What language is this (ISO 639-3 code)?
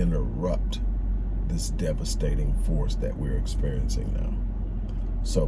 eng